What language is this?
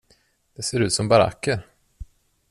Swedish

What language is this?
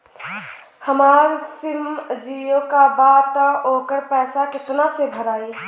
Bhojpuri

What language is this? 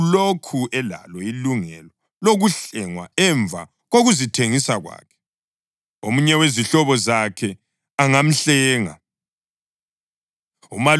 North Ndebele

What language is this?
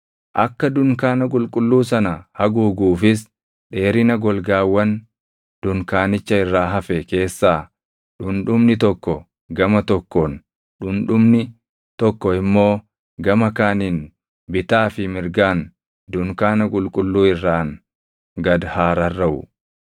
Oromo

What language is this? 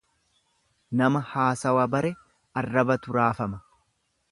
Oromo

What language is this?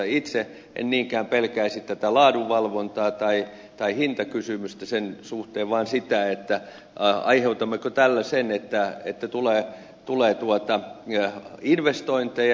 Finnish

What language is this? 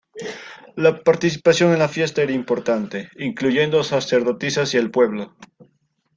Spanish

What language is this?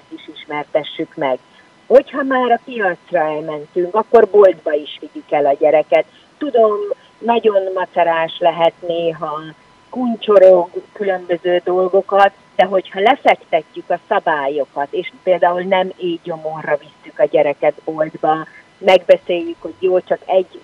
Hungarian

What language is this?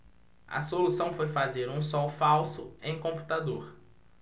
Portuguese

